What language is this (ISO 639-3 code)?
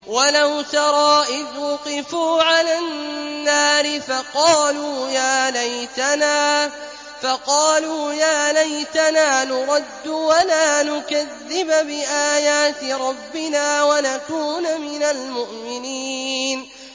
ara